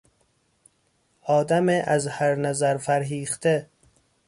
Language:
Persian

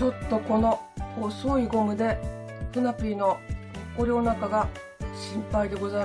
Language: Japanese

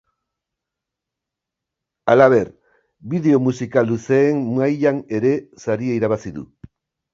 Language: Basque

